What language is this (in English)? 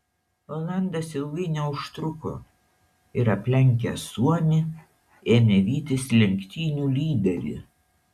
Lithuanian